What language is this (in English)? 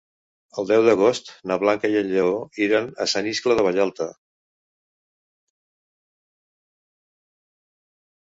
Catalan